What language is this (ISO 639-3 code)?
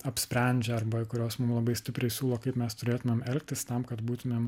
lit